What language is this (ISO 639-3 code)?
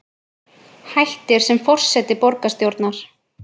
isl